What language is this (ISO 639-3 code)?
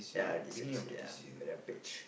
eng